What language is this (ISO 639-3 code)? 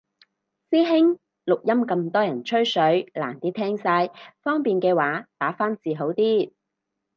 yue